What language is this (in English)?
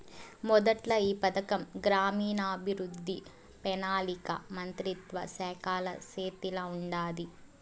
Telugu